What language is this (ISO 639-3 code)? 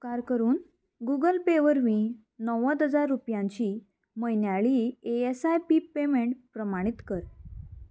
kok